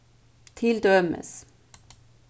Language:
Faroese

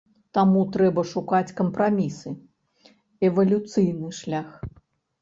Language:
Belarusian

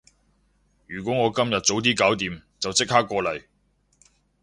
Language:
Cantonese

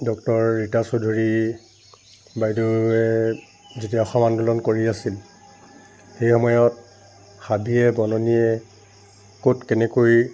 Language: Assamese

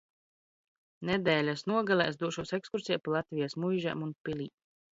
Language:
Latvian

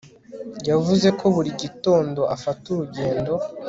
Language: Kinyarwanda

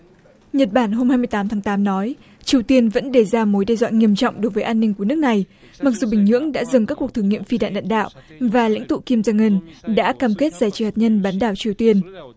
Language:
Vietnamese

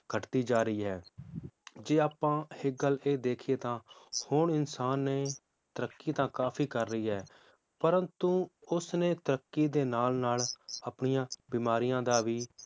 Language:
Punjabi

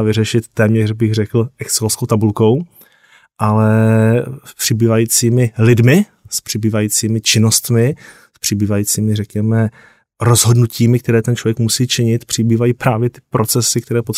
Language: Czech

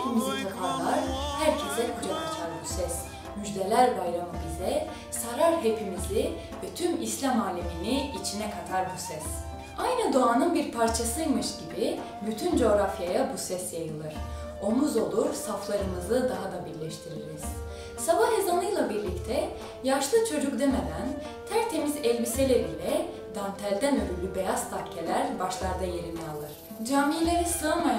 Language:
Turkish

